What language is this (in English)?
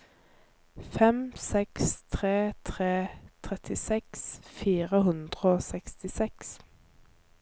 Norwegian